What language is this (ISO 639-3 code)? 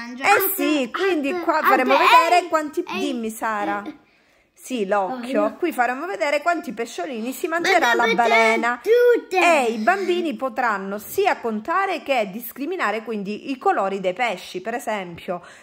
ita